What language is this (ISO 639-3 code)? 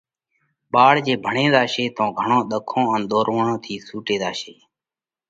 kvx